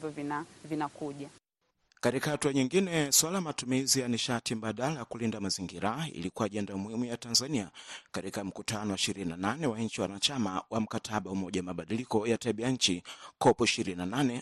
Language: Swahili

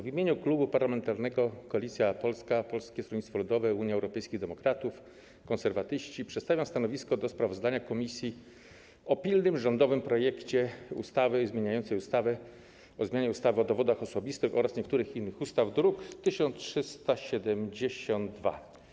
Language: Polish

